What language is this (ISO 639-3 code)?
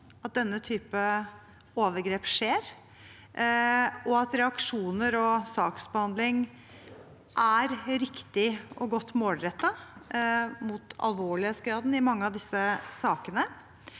nor